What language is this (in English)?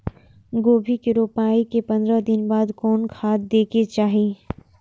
Maithili